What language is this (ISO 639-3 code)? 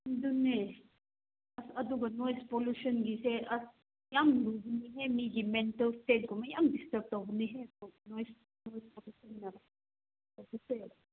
mni